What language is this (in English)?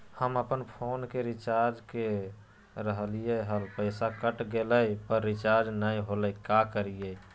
Magahi